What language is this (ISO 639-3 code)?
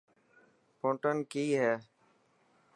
mki